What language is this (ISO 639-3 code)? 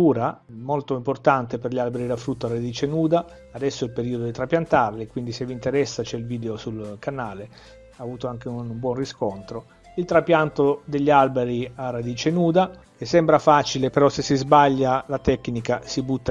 ita